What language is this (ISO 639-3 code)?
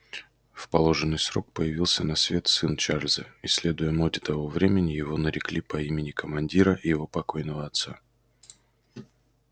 rus